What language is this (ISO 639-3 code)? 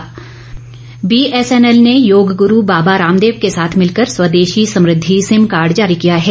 hin